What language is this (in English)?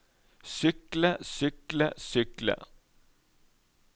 Norwegian